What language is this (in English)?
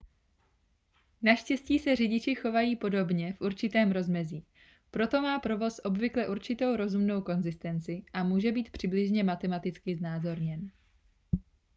Czech